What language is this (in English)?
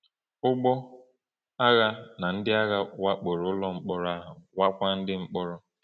Igbo